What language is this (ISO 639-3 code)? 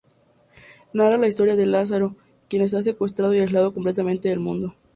spa